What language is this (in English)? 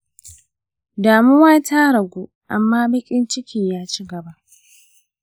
Hausa